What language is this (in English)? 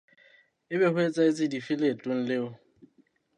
Southern Sotho